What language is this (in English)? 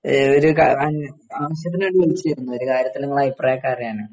Malayalam